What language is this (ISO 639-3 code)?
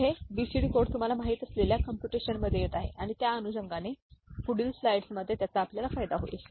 mar